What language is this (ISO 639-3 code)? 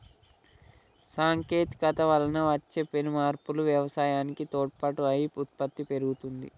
tel